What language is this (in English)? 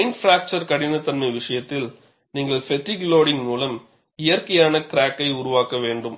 Tamil